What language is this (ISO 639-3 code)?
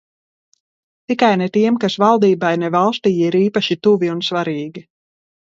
lav